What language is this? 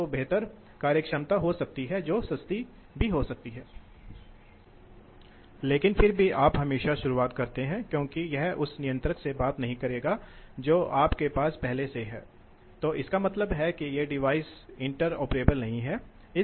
Hindi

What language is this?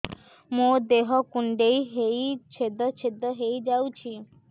Odia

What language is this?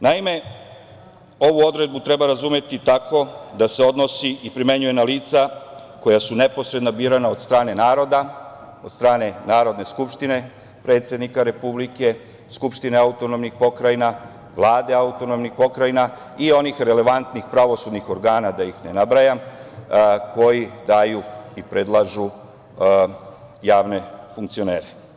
Serbian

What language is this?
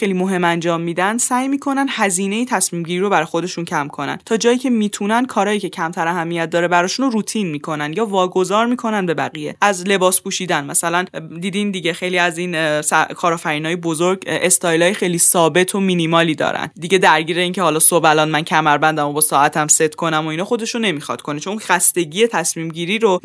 Persian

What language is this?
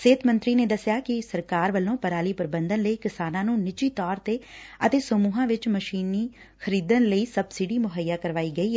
Punjabi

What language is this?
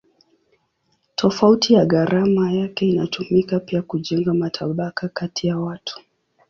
Swahili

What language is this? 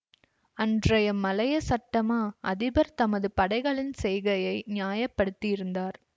Tamil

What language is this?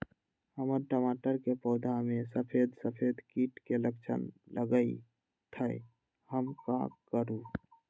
Magahi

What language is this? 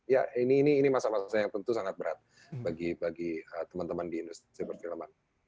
Indonesian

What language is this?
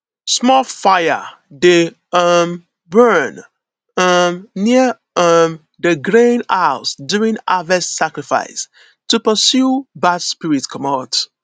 Nigerian Pidgin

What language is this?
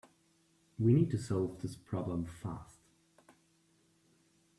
English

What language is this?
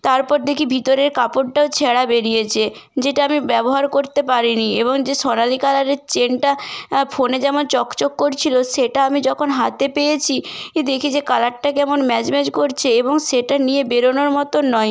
Bangla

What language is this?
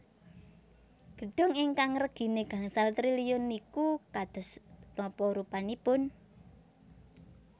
Javanese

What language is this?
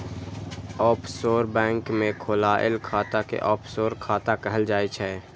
Maithili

